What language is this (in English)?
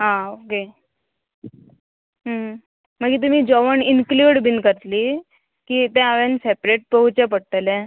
Konkani